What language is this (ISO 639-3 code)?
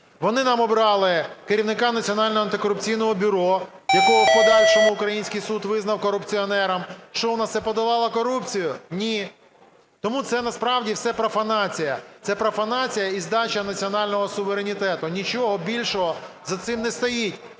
ukr